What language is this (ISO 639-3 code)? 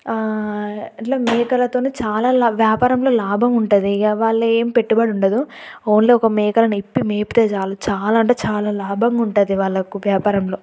tel